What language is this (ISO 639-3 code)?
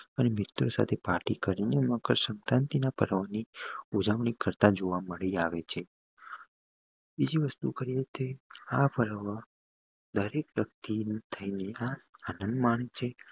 guj